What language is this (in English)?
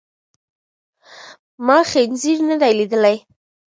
Pashto